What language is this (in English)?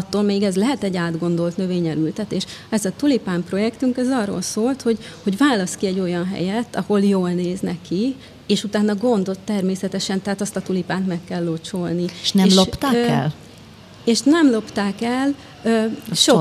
Hungarian